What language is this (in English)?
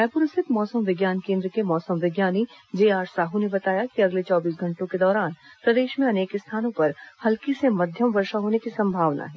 Hindi